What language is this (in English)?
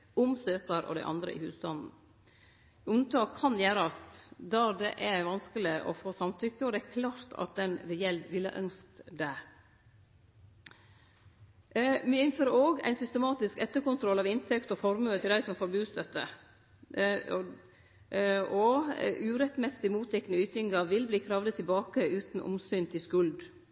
Norwegian Nynorsk